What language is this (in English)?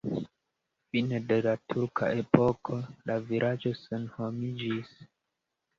Esperanto